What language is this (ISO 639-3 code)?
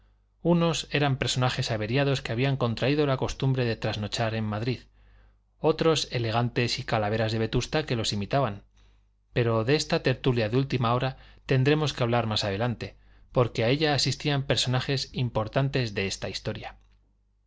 spa